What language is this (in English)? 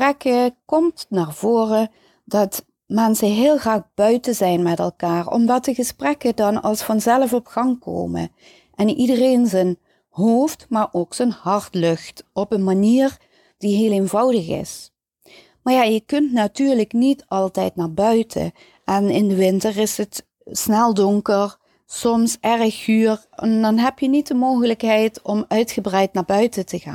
Dutch